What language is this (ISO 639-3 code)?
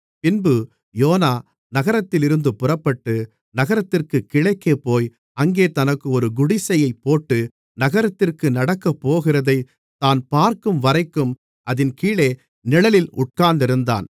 tam